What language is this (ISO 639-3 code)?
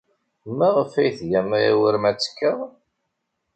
kab